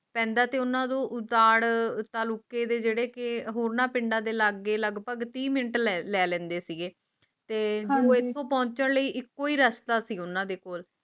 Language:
Punjabi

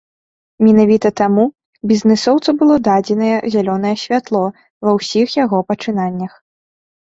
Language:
Belarusian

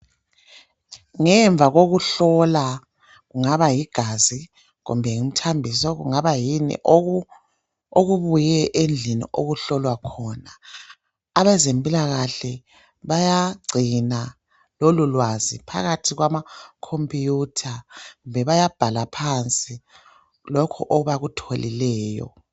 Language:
North Ndebele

